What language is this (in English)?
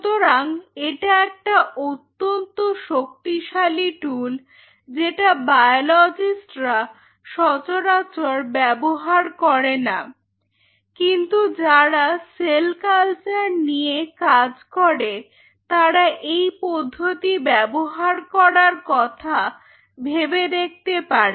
Bangla